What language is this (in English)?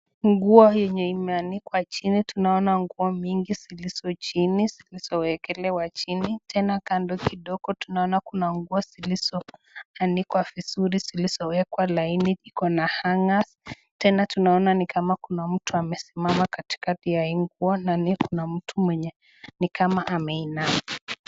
Swahili